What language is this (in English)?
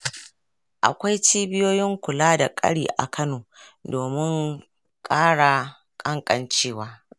Hausa